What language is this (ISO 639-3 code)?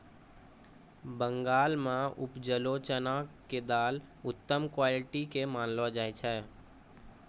mai